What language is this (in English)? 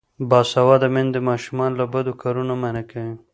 Pashto